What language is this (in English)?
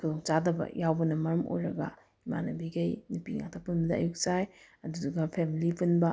Manipuri